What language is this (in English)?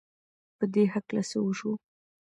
Pashto